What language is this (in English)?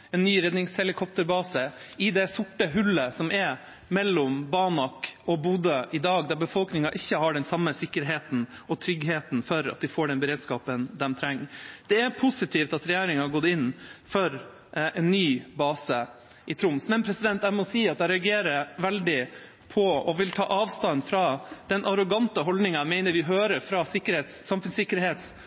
Norwegian Bokmål